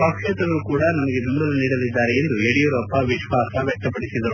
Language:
Kannada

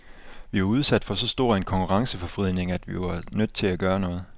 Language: Danish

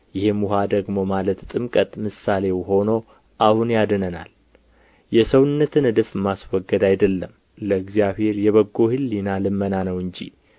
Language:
Amharic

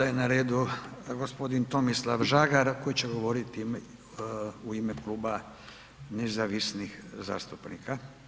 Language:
Croatian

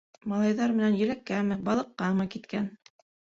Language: Bashkir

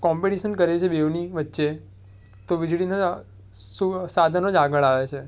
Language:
Gujarati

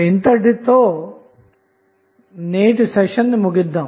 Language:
Telugu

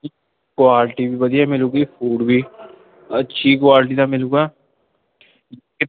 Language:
Punjabi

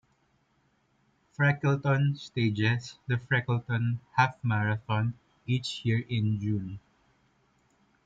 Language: English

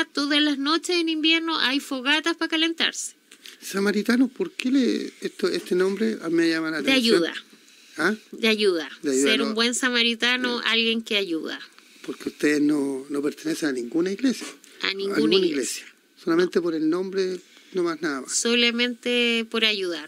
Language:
Spanish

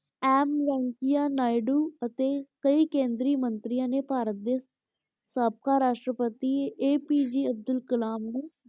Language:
Punjabi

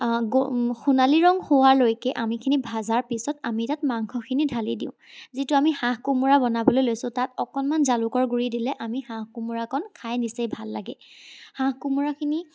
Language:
Assamese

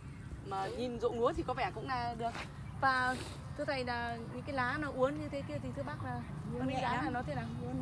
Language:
Vietnamese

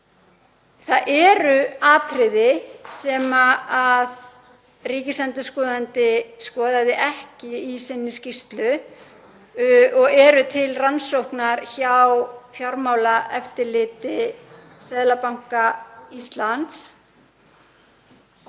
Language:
Icelandic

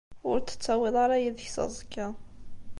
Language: Kabyle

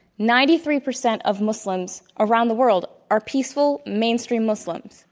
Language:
English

